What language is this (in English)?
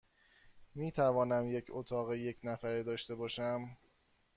Persian